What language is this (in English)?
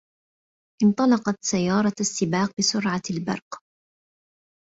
Arabic